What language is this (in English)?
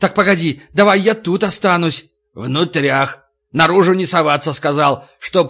Russian